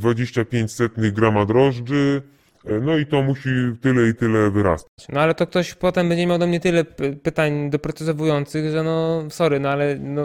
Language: Polish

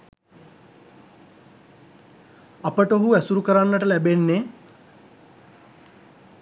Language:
Sinhala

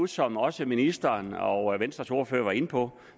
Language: Danish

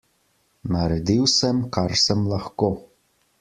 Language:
Slovenian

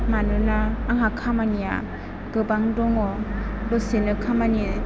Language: Bodo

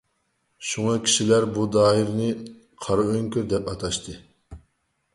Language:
Uyghur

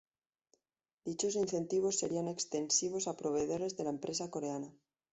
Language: Spanish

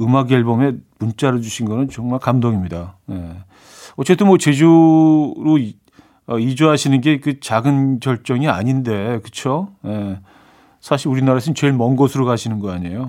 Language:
Korean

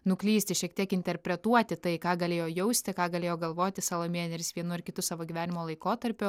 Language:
Lithuanian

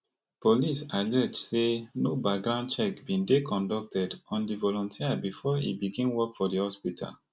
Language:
Nigerian Pidgin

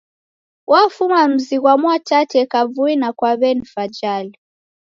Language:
Taita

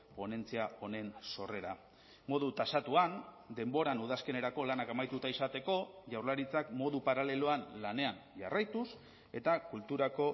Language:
Basque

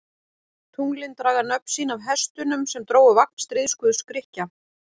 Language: Icelandic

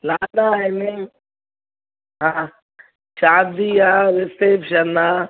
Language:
Sindhi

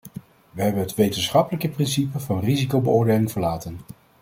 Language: Dutch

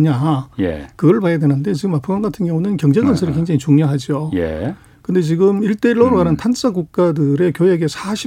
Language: Korean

